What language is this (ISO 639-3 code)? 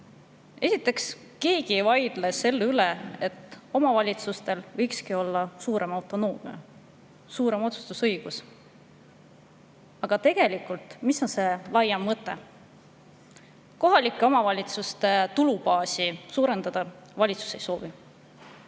est